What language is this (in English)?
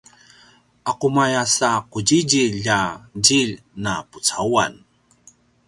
Paiwan